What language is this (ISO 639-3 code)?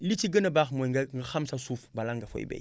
wol